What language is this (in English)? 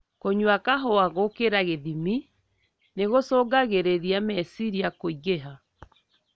Kikuyu